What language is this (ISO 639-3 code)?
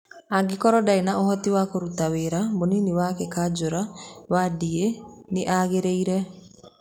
kik